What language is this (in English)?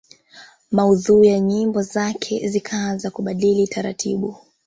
Swahili